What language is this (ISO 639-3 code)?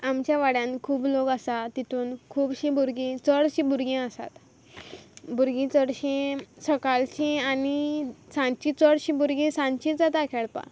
kok